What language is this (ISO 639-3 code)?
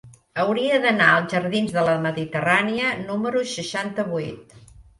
cat